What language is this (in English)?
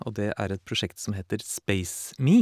Norwegian